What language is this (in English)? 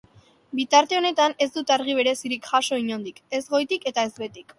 Basque